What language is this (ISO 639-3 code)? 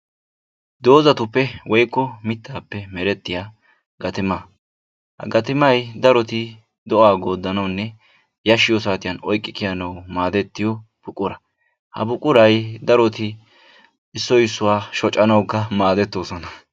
wal